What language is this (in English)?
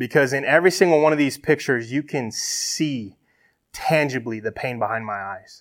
English